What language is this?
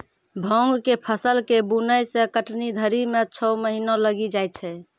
Maithili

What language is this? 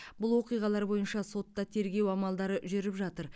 Kazakh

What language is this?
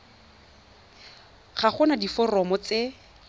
Tswana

